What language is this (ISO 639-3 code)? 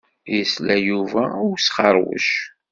kab